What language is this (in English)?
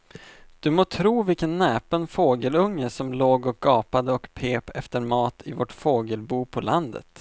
Swedish